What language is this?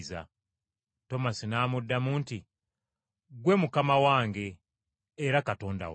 Ganda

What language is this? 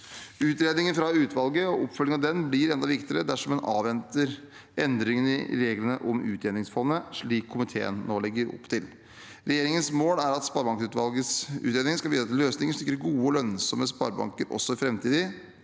Norwegian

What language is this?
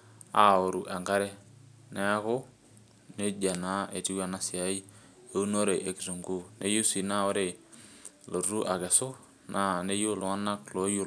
Masai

